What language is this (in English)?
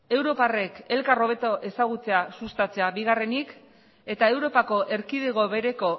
Basque